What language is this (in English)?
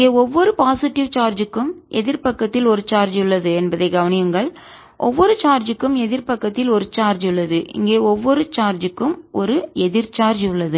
Tamil